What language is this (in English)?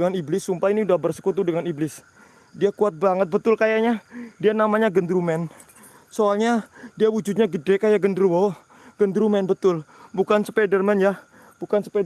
Indonesian